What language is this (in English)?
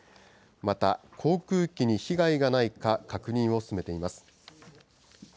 Japanese